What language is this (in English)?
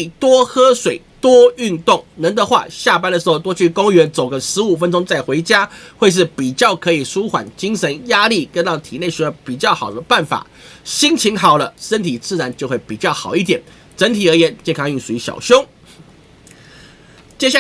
Chinese